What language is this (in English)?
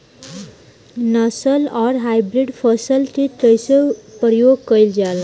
Bhojpuri